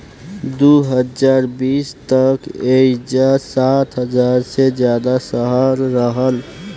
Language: Bhojpuri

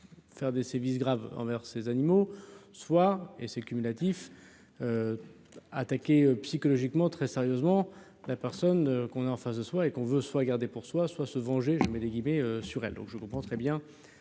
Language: French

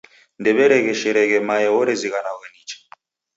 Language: Taita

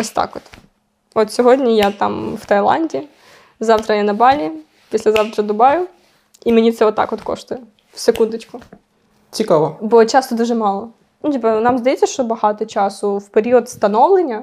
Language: Ukrainian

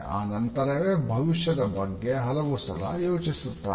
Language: Kannada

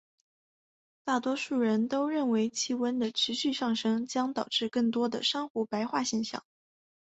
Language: Chinese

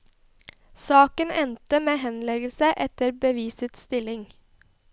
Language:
Norwegian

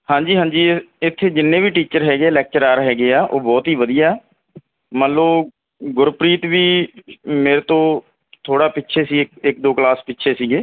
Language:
Punjabi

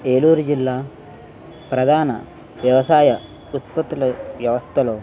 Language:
Telugu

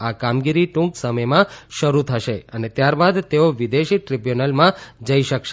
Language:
Gujarati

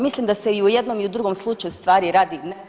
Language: Croatian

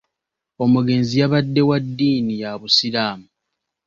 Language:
Ganda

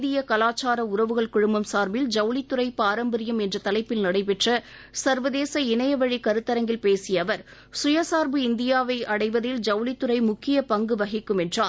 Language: Tamil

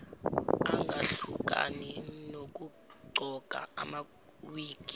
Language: Zulu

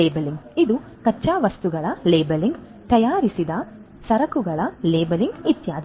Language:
Kannada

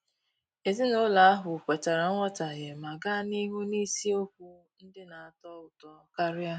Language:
Igbo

